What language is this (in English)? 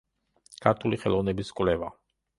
Georgian